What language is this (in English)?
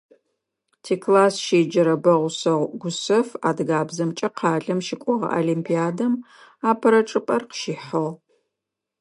Adyghe